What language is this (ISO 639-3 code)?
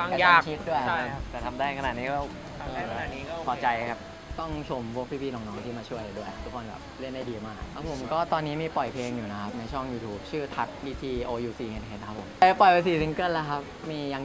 tha